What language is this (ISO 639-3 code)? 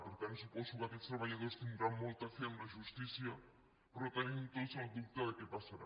cat